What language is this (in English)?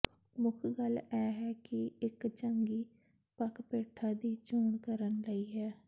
Punjabi